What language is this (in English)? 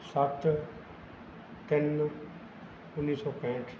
Punjabi